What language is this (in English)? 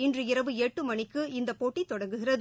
Tamil